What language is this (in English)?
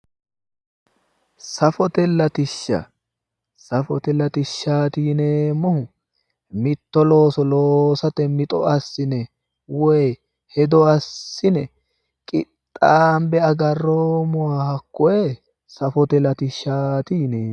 Sidamo